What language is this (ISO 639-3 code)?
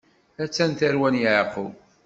kab